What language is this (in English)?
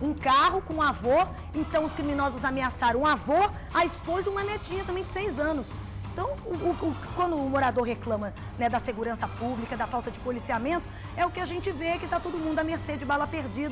Portuguese